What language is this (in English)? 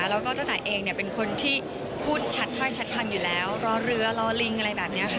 Thai